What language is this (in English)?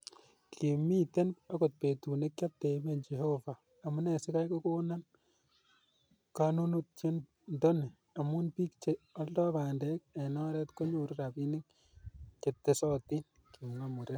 Kalenjin